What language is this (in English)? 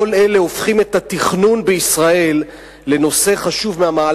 Hebrew